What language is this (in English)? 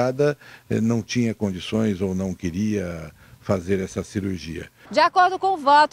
Portuguese